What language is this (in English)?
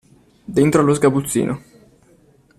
Italian